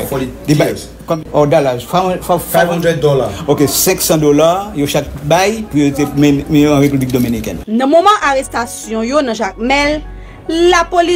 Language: French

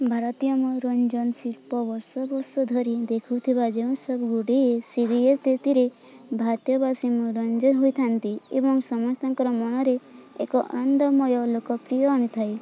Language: Odia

